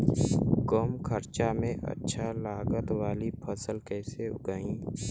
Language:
Bhojpuri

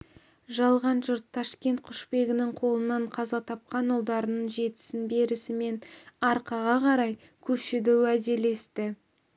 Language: Kazakh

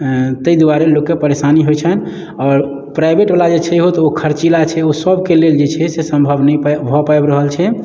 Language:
Maithili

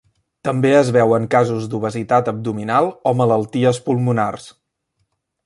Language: Catalan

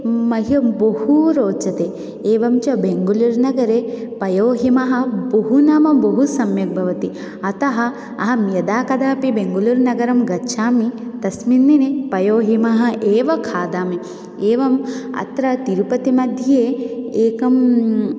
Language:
Sanskrit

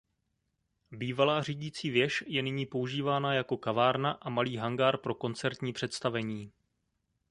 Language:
Czech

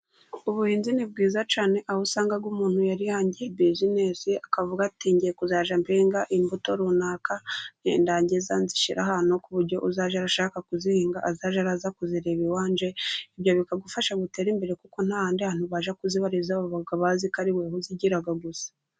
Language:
Kinyarwanda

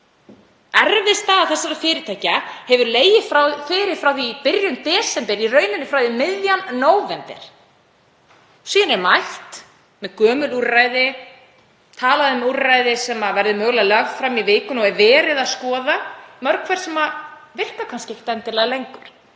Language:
Icelandic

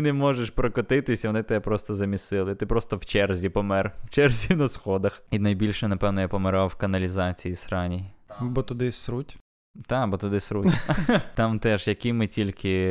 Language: Ukrainian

